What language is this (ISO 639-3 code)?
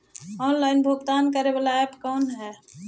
mag